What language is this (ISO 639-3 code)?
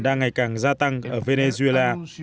vie